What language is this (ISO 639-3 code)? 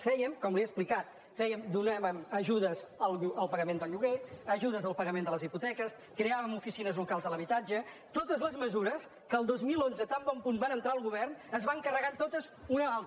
cat